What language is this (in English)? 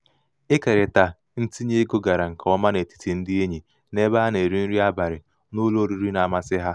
Igbo